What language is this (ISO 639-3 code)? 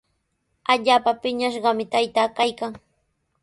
qws